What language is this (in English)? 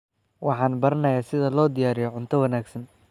Somali